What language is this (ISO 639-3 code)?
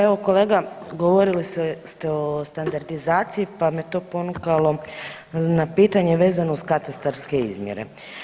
hrv